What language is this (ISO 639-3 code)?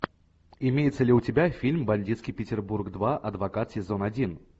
rus